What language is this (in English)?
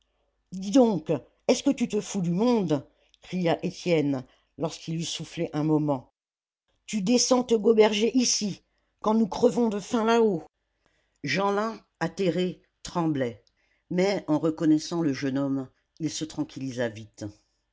French